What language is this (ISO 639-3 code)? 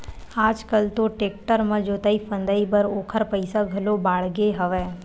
hne